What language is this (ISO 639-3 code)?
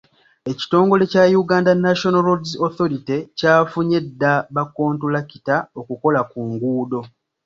lug